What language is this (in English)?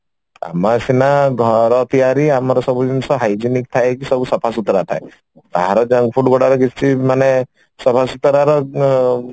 Odia